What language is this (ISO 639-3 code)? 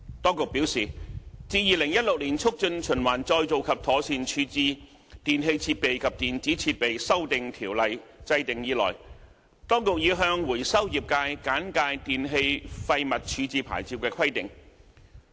yue